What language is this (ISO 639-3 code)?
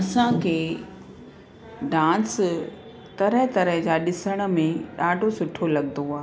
snd